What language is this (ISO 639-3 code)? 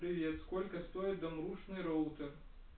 rus